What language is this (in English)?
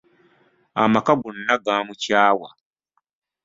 Ganda